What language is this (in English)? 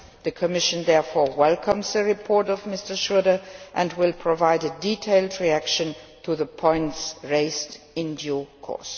English